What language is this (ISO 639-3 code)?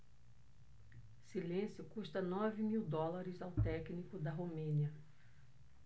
por